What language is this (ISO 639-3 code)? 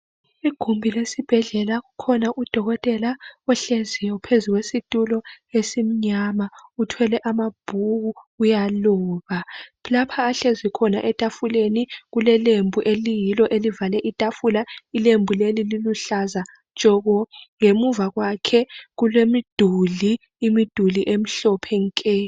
nde